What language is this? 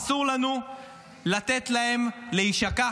Hebrew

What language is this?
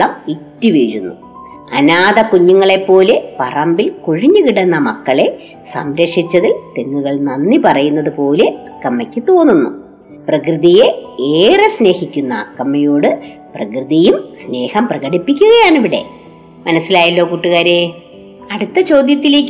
Malayalam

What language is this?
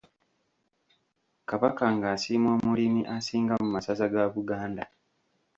Ganda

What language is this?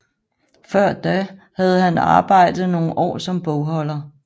Danish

